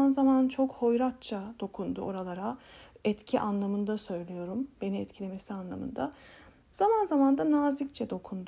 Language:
Turkish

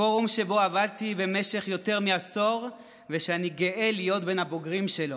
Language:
Hebrew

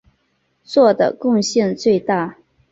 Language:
Chinese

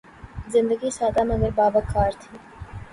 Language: Urdu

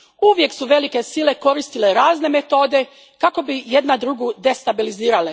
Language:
Croatian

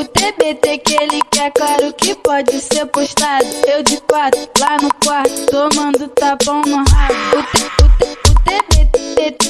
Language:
Portuguese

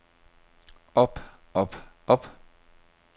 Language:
Danish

